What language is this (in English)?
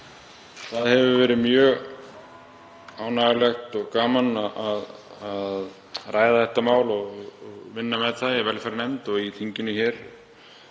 Icelandic